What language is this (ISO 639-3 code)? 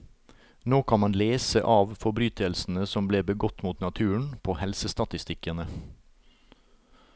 nor